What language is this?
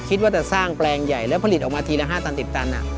Thai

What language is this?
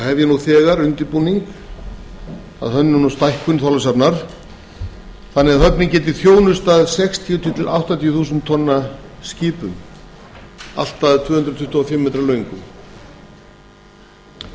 Icelandic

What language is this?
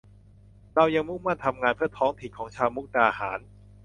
Thai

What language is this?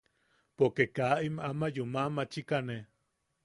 Yaqui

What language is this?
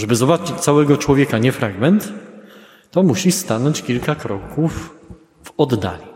Polish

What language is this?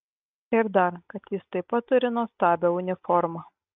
Lithuanian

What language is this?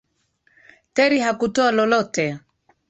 Swahili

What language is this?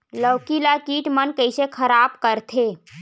Chhattisgarhi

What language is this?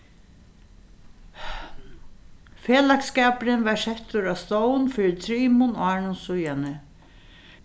Faroese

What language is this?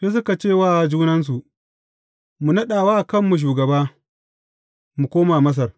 Hausa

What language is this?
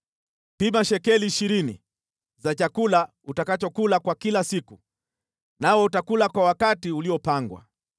Swahili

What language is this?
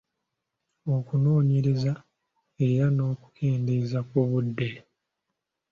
Ganda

